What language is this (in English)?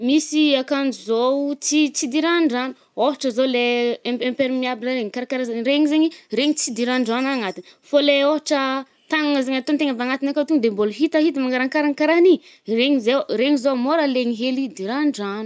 Northern Betsimisaraka Malagasy